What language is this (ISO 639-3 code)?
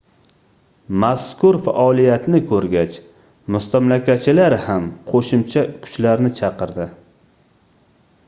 uzb